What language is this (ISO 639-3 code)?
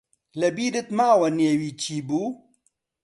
ckb